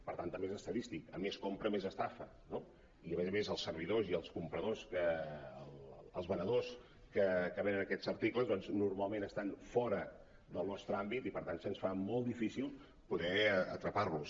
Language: Catalan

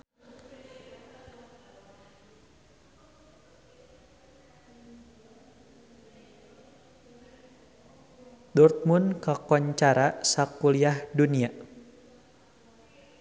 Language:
Sundanese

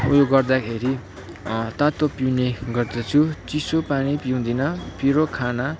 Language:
Nepali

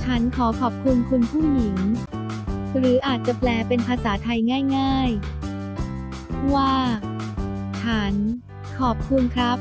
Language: Thai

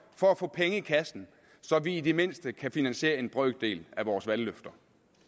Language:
Danish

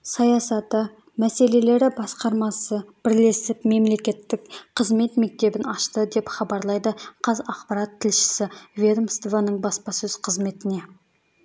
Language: Kazakh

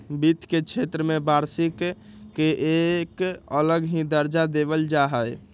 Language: Magahi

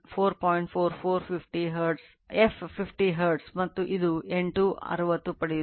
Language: Kannada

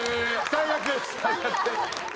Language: Japanese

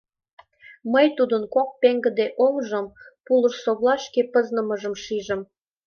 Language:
Mari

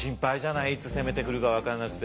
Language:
Japanese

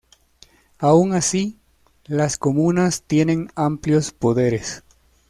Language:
Spanish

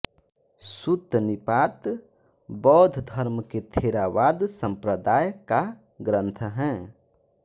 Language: Hindi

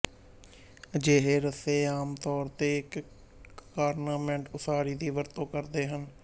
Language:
Punjabi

